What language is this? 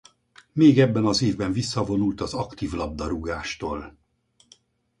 Hungarian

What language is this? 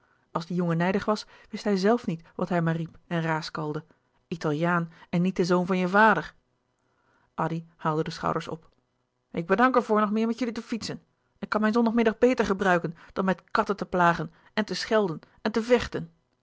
Dutch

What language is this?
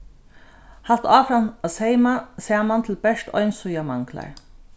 Faroese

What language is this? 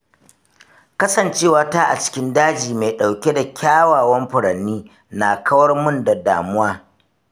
Hausa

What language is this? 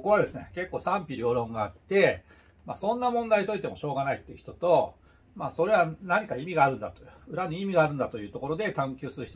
Japanese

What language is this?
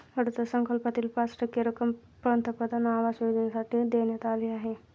Marathi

